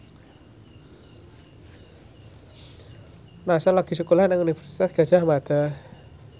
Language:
Javanese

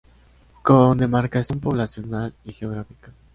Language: Spanish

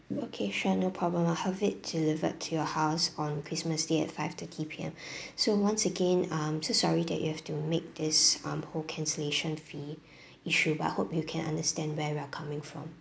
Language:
English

